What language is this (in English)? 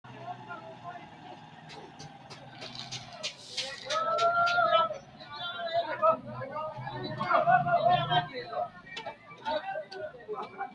Sidamo